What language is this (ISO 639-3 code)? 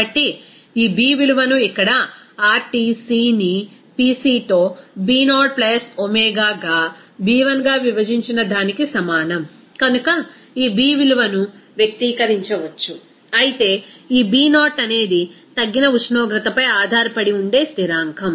tel